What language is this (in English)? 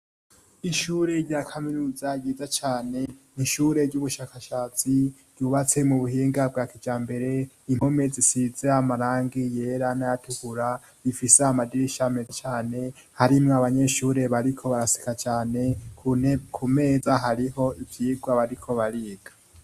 Rundi